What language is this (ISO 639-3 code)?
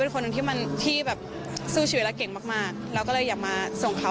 tha